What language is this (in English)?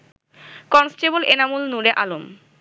Bangla